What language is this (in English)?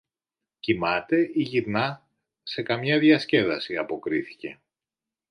Greek